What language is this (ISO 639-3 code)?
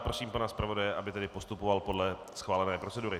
ces